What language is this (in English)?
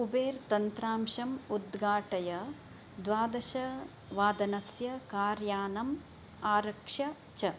Sanskrit